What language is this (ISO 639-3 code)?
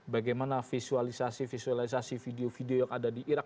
ind